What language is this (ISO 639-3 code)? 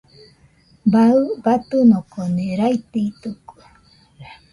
hux